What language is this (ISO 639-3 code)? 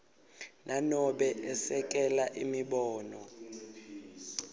ssw